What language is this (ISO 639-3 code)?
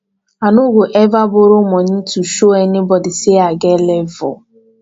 pcm